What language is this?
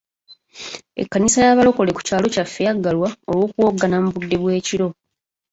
Ganda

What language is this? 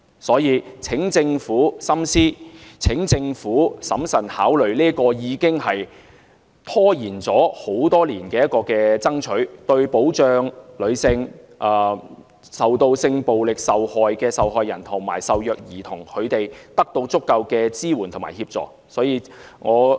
Cantonese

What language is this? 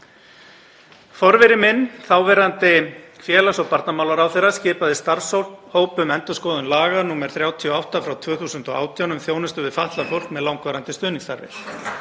Icelandic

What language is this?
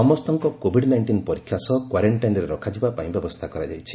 Odia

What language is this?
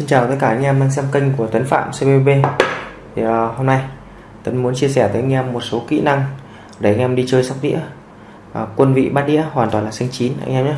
Vietnamese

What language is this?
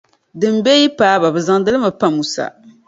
Dagbani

